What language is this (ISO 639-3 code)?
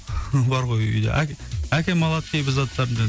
kaz